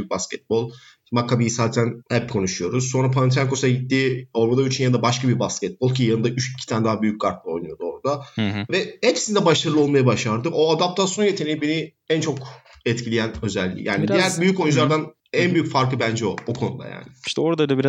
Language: Turkish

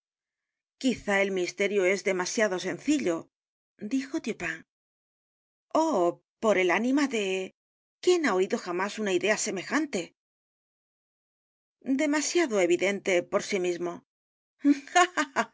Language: Spanish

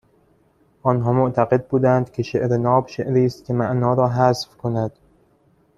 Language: Persian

